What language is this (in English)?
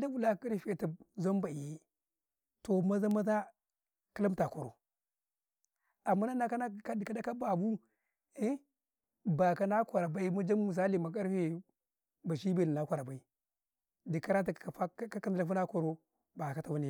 Karekare